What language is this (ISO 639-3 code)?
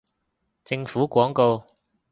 yue